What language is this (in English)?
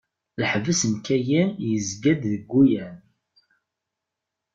Kabyle